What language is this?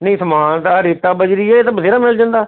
Punjabi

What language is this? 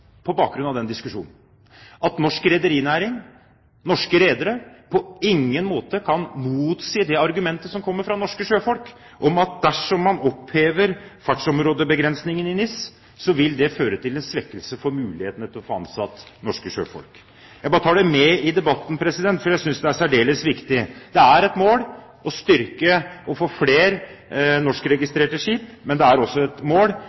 Norwegian Bokmål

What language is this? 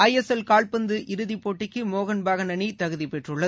Tamil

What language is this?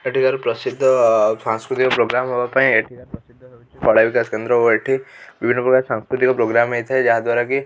Odia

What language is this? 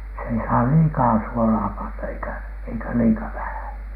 Finnish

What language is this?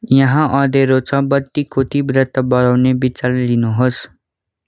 Nepali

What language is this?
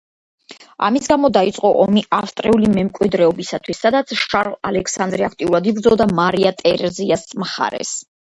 Georgian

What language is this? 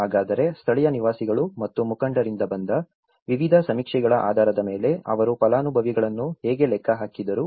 Kannada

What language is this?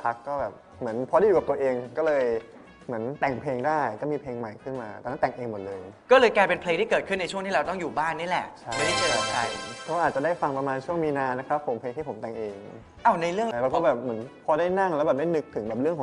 Thai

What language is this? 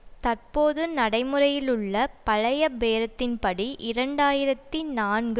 Tamil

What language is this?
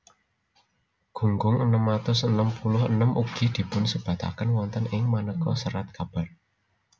Javanese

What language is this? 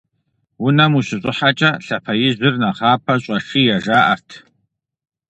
Kabardian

